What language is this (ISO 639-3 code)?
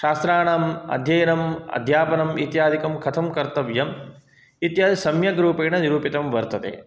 san